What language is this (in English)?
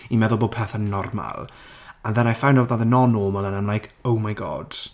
Welsh